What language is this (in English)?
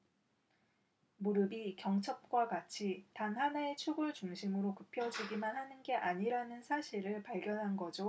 Korean